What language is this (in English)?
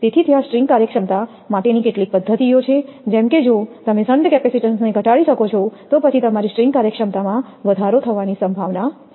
Gujarati